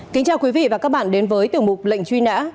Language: Vietnamese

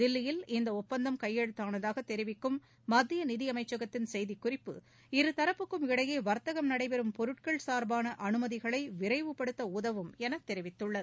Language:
Tamil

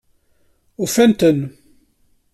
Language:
Kabyle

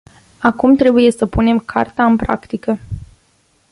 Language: Romanian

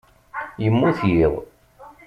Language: Kabyle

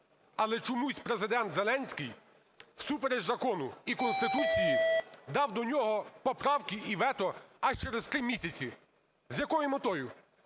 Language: Ukrainian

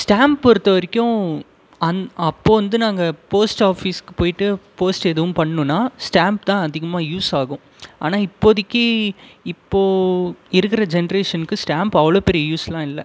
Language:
Tamil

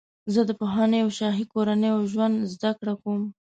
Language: Pashto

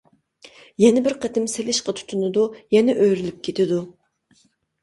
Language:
Uyghur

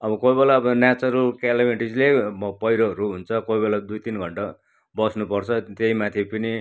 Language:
Nepali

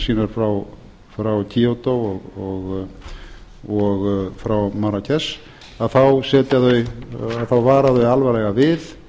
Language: Icelandic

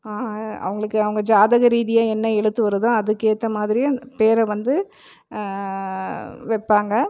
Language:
Tamil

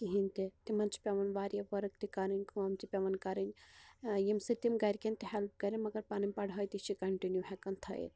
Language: Kashmiri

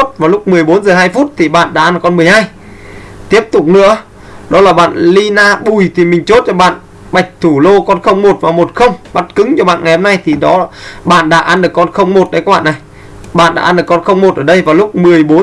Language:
Vietnamese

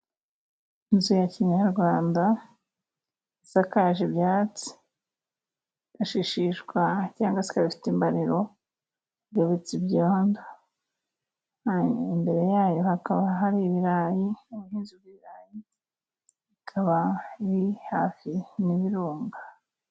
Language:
Kinyarwanda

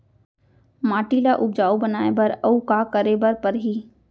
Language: Chhattisgarhi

